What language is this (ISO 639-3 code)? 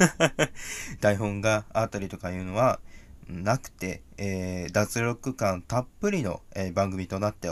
jpn